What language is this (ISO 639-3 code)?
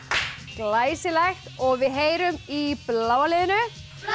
isl